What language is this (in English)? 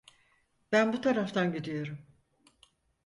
Turkish